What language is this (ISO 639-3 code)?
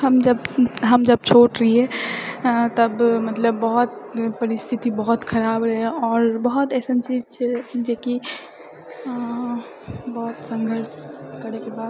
mai